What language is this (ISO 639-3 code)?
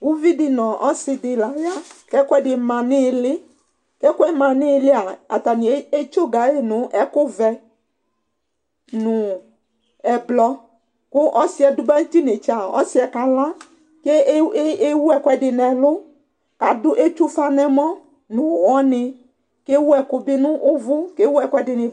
kpo